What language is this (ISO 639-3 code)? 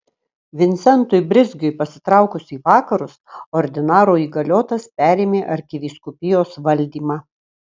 lit